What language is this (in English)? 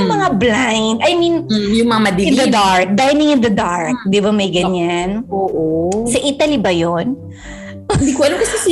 Filipino